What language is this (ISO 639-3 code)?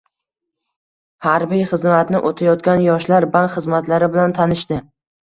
uzb